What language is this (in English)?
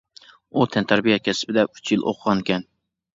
Uyghur